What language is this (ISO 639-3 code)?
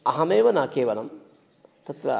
san